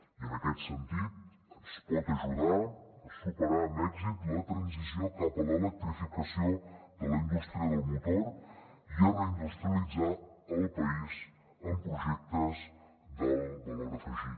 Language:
Catalan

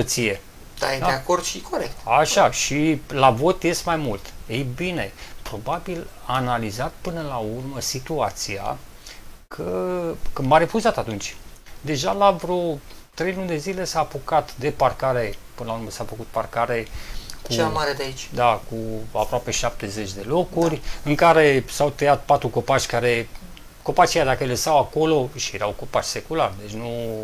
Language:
Romanian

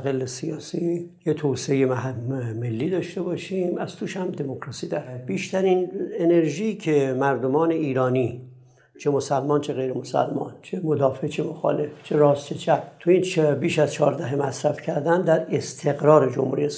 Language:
Persian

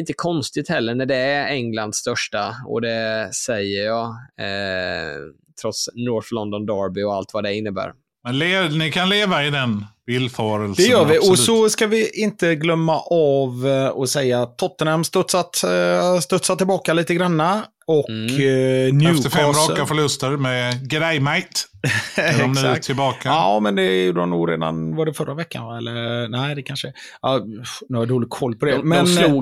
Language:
Swedish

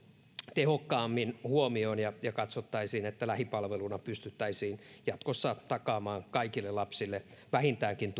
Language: Finnish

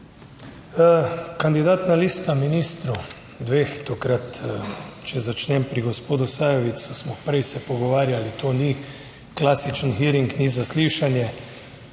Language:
Slovenian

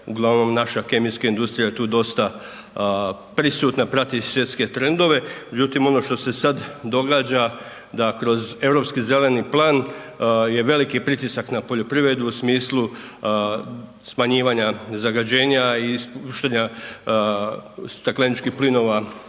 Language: Croatian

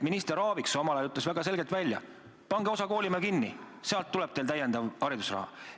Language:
Estonian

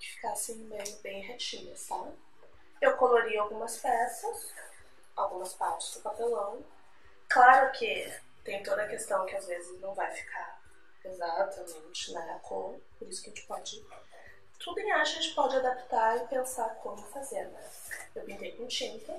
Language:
Portuguese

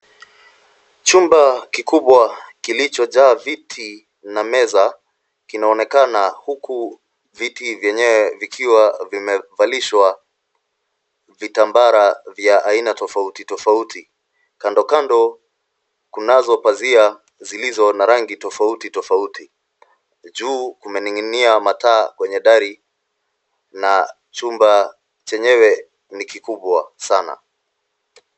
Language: Swahili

